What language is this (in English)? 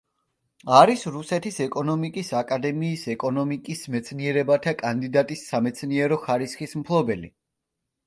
Georgian